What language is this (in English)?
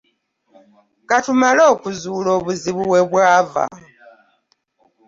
Ganda